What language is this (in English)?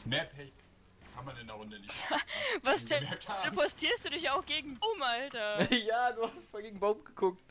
German